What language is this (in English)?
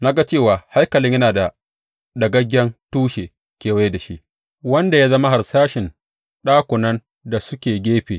Hausa